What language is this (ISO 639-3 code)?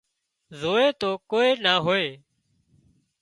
kxp